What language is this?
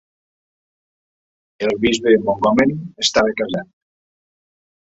Catalan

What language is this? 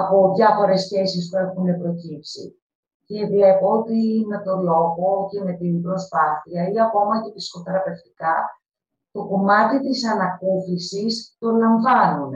Greek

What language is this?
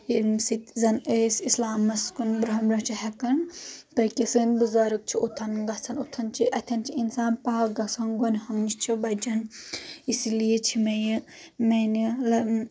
Kashmiri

